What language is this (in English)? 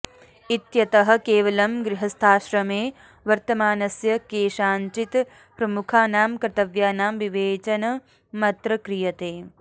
Sanskrit